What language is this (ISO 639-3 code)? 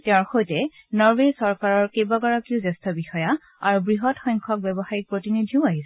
asm